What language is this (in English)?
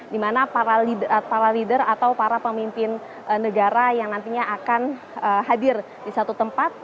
Indonesian